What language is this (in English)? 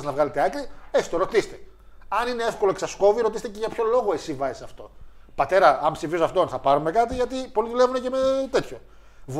Greek